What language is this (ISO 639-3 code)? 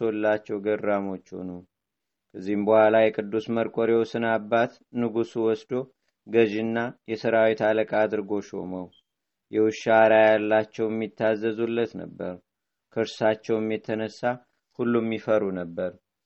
amh